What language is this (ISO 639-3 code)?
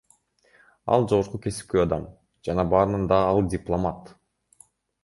kir